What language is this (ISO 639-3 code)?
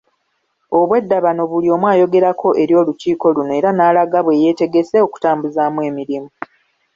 lug